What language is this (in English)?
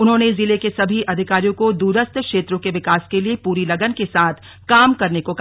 Hindi